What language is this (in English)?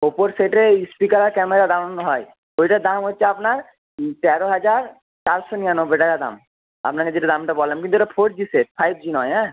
Bangla